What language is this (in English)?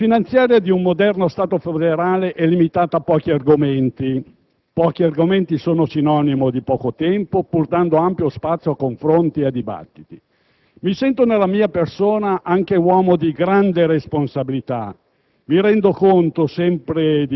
Italian